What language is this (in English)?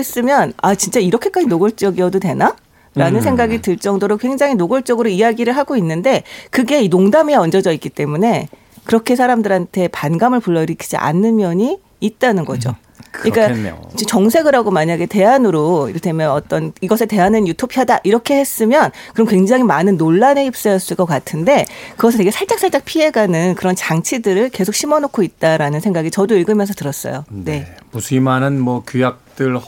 Korean